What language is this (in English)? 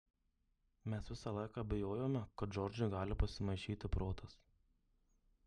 Lithuanian